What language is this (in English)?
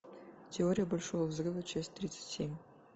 Russian